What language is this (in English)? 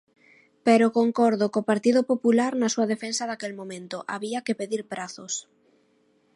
Galician